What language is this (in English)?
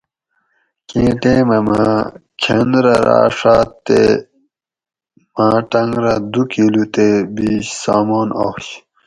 Gawri